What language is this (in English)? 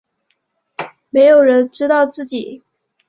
Chinese